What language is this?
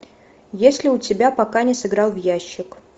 Russian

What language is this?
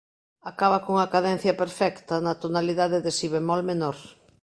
Galician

